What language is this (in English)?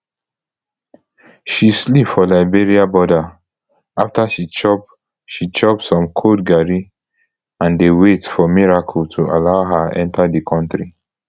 Nigerian Pidgin